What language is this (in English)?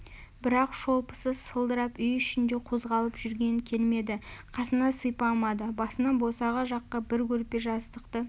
Kazakh